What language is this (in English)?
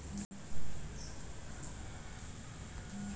Magahi